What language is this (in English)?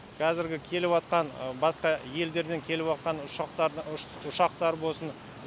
Kazakh